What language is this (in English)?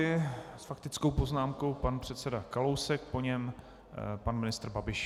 Czech